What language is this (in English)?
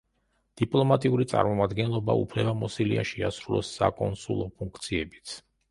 Georgian